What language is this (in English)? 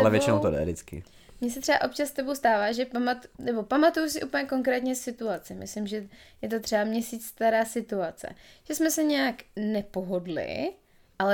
Czech